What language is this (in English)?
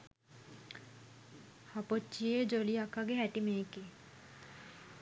Sinhala